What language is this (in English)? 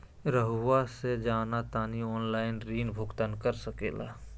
Magahi